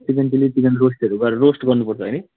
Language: Nepali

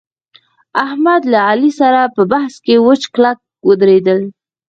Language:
Pashto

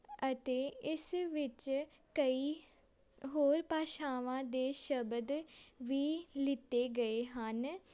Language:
Punjabi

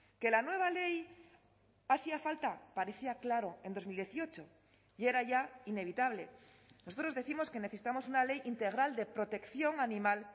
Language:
Spanish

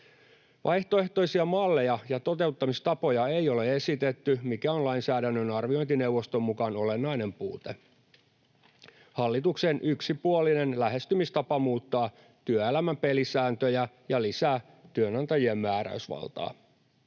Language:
Finnish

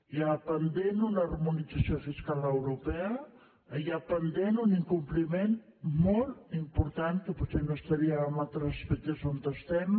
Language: Catalan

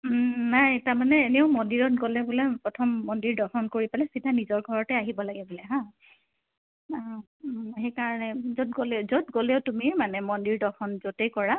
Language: Assamese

